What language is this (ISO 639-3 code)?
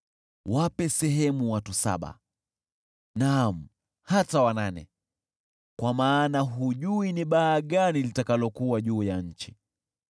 swa